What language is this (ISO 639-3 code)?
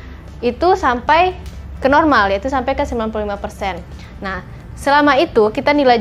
ind